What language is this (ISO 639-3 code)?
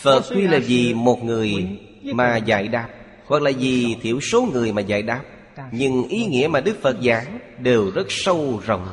vie